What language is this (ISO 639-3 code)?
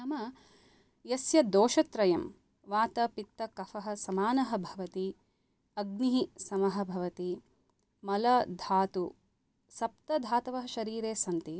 san